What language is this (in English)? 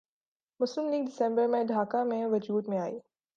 Urdu